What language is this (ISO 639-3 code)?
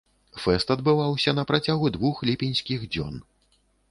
bel